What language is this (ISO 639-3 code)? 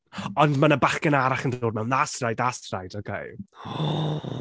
cym